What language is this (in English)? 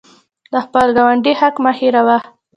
Pashto